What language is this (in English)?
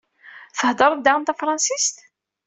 Kabyle